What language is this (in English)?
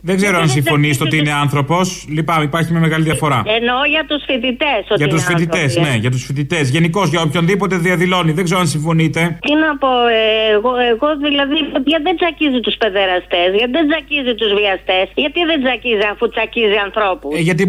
Greek